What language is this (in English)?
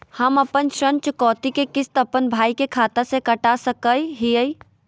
Magahi